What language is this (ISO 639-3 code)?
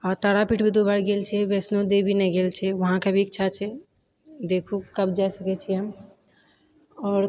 mai